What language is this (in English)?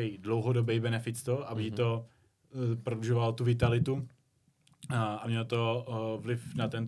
Czech